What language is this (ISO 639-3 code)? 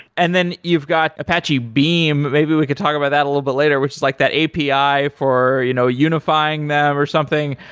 eng